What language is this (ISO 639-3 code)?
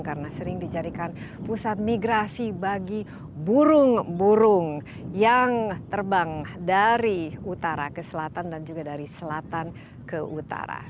ind